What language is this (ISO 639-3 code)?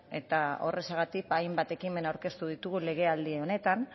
eus